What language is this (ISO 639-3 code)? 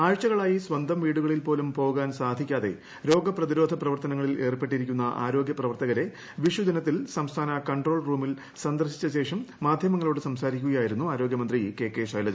mal